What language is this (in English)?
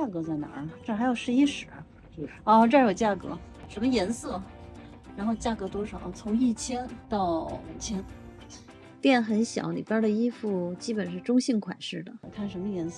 Chinese